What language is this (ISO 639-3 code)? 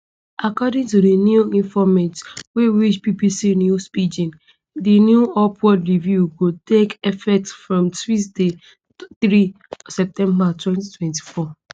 pcm